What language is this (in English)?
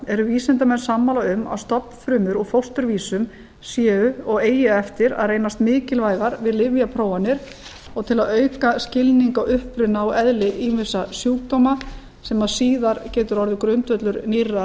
Icelandic